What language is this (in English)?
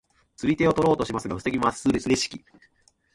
Japanese